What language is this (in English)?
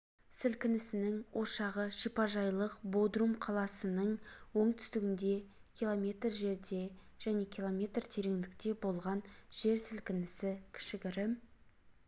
Kazakh